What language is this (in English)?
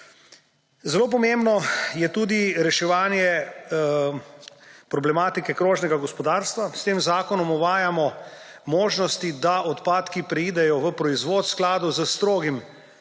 Slovenian